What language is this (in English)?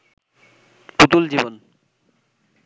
Bangla